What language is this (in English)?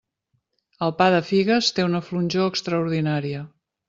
Catalan